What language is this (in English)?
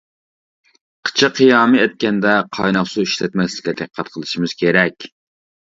Uyghur